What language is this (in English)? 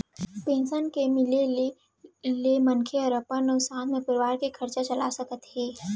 Chhattisgarhi